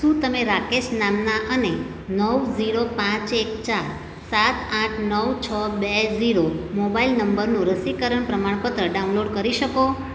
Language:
Gujarati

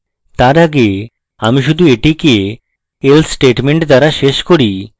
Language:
Bangla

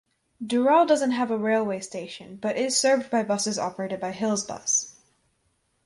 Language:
English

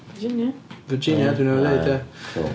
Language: Welsh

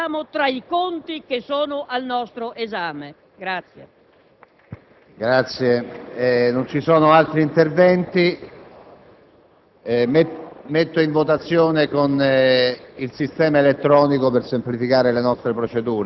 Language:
Italian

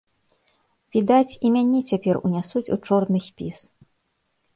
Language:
Belarusian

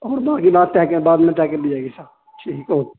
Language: Urdu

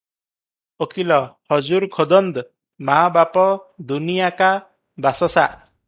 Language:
Odia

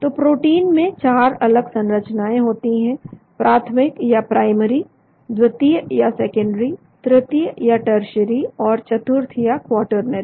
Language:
Hindi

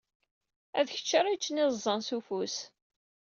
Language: Kabyle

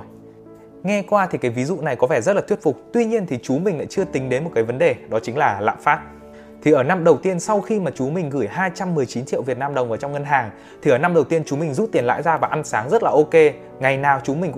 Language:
Vietnamese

